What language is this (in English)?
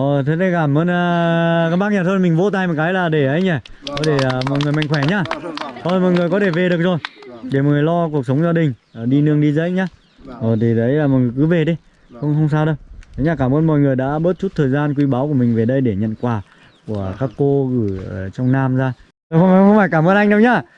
Vietnamese